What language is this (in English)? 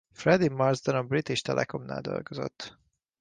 Hungarian